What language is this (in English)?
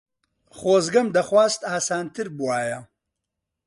Central Kurdish